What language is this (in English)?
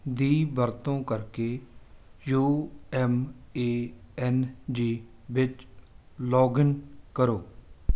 Punjabi